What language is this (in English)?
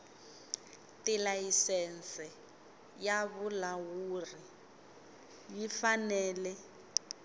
Tsonga